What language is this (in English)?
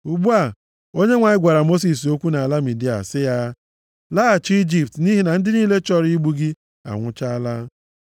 Igbo